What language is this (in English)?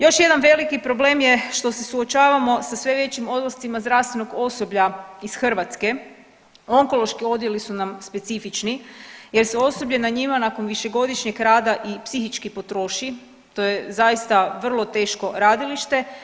Croatian